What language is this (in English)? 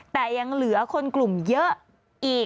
Thai